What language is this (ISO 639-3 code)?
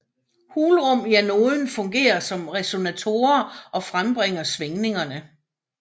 dan